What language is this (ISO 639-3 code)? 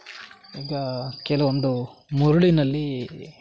kan